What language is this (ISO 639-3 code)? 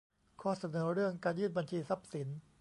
tha